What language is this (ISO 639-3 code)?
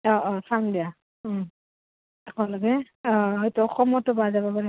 asm